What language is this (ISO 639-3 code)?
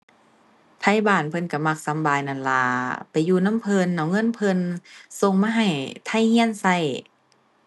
tha